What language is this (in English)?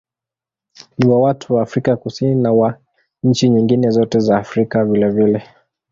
Swahili